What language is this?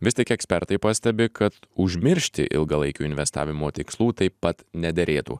Lithuanian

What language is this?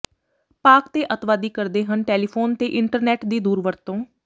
Punjabi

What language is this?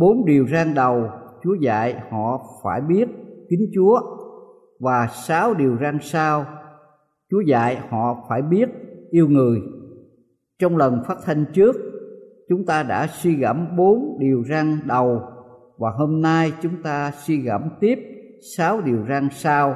Vietnamese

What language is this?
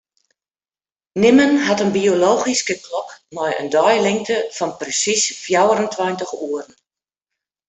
Western Frisian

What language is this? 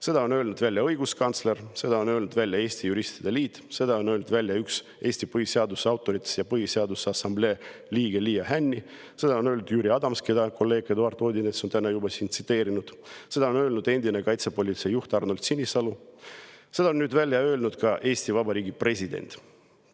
Estonian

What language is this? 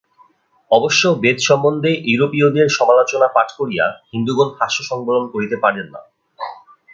Bangla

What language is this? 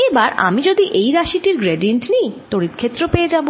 Bangla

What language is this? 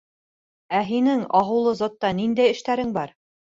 Bashkir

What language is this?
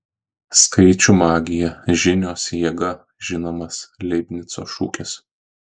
Lithuanian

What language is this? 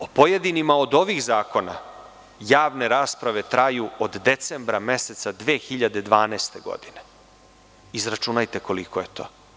Serbian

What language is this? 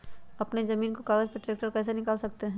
Magahi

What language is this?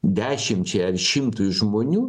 Lithuanian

